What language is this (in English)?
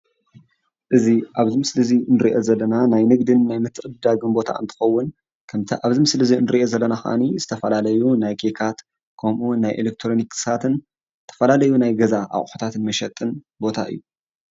Tigrinya